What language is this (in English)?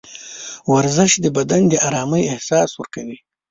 Pashto